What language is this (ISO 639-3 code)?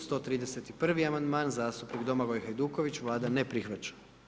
hrv